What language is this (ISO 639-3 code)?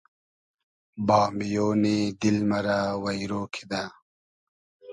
haz